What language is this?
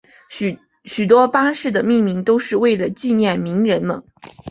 Chinese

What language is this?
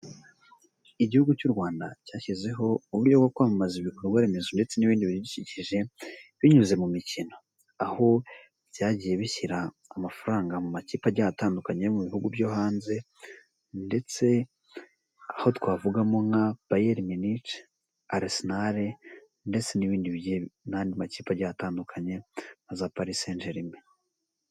Kinyarwanda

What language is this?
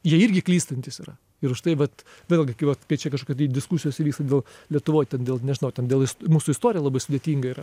Lithuanian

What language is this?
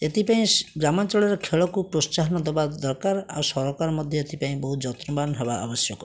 Odia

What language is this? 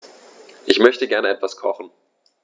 German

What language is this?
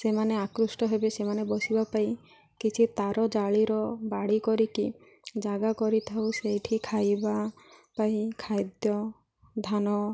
Odia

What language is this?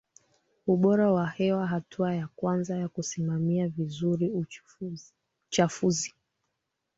Swahili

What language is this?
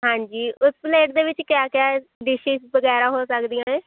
Punjabi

